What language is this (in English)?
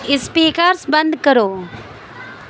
Urdu